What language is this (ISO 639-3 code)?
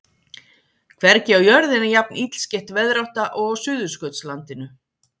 isl